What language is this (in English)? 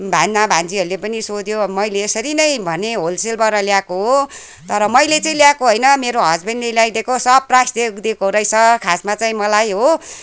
Nepali